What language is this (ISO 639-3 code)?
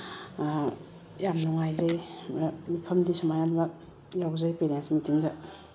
mni